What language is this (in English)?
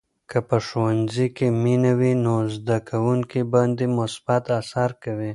Pashto